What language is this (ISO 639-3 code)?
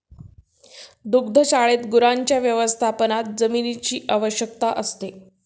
mar